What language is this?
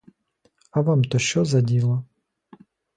Ukrainian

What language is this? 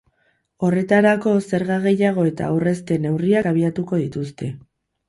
Basque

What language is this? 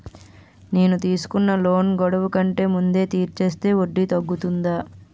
Telugu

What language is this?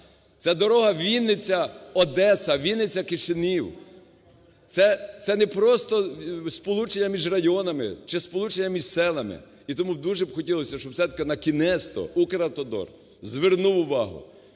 Ukrainian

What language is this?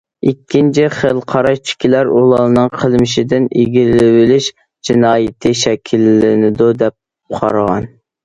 Uyghur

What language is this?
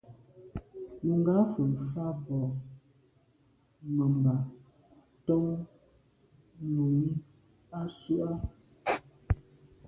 Medumba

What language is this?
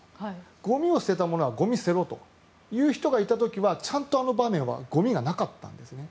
Japanese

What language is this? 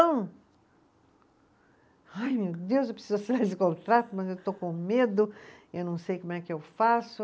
Portuguese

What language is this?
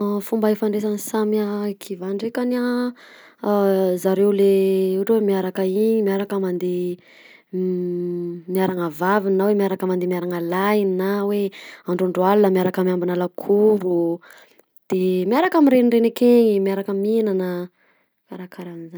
Southern Betsimisaraka Malagasy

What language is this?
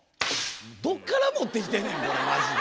Japanese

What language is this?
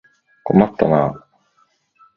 Japanese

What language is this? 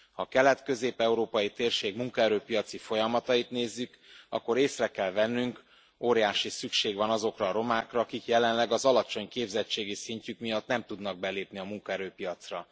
Hungarian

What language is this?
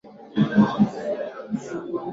Swahili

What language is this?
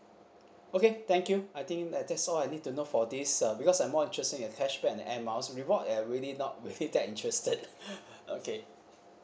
English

